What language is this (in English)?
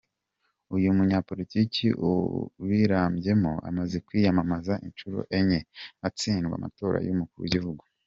Kinyarwanda